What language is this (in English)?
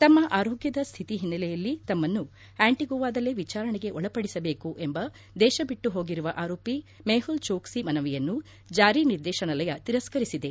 Kannada